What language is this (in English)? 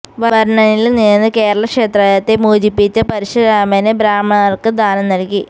Malayalam